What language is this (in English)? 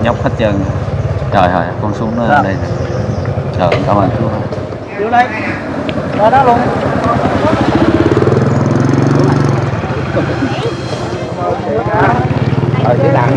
Vietnamese